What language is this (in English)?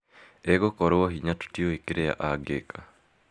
Kikuyu